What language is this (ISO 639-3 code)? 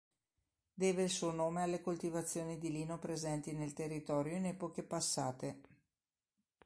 ita